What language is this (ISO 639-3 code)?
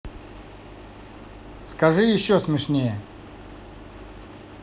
rus